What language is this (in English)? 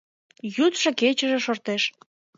Mari